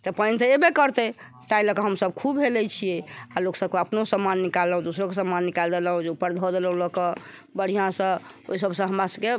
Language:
Maithili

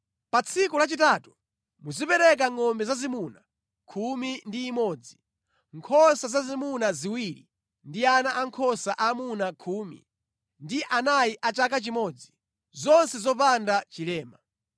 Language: Nyanja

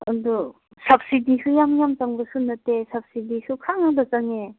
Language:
Manipuri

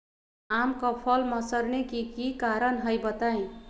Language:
Magahi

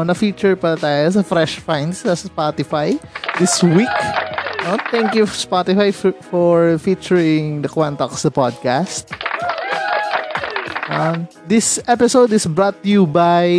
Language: Filipino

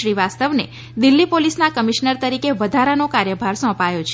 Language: Gujarati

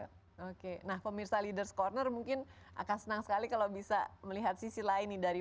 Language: Indonesian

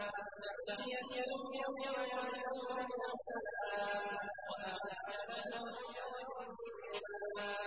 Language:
Arabic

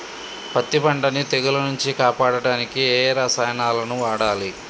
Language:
Telugu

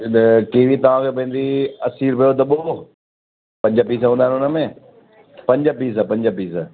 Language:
Sindhi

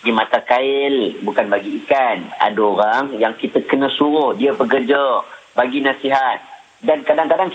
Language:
Malay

